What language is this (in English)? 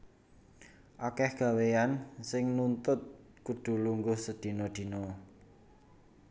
Javanese